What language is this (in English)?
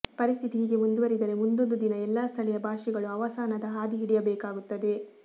Kannada